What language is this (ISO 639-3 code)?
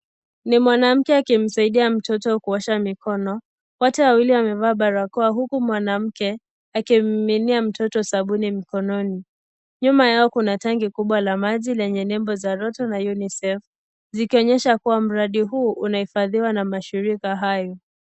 swa